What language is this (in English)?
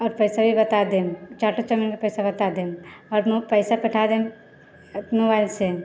Maithili